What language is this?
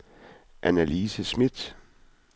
Danish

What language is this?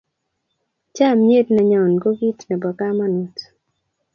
Kalenjin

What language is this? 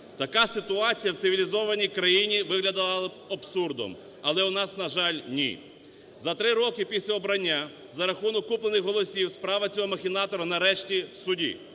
Ukrainian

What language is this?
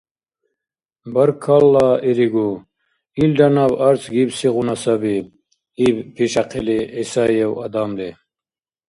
Dargwa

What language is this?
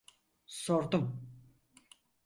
Turkish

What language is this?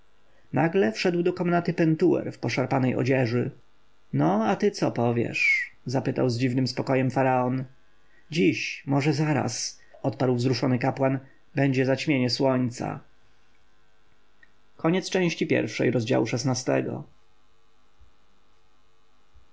Polish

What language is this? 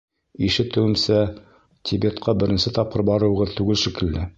Bashkir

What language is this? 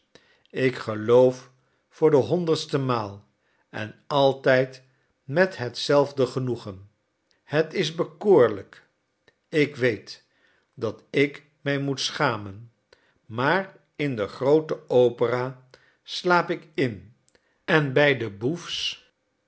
Dutch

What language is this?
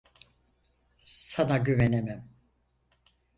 Turkish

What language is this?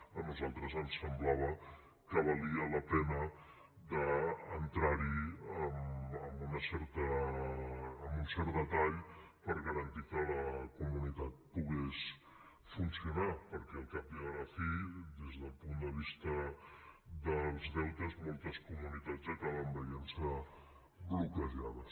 Catalan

